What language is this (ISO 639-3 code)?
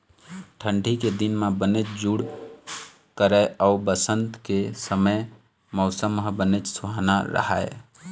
hne